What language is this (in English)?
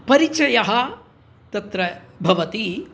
Sanskrit